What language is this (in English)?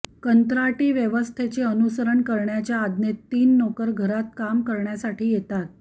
Marathi